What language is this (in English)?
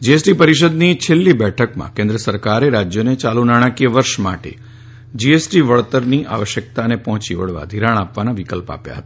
Gujarati